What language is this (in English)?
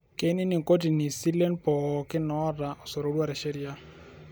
Masai